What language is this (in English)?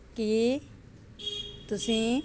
Punjabi